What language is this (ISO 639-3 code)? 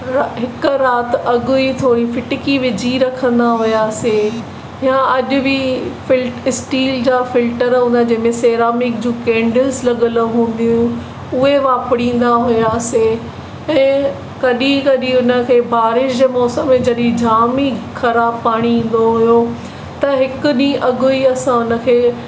snd